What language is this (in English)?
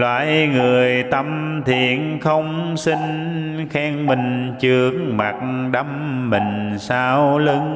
Vietnamese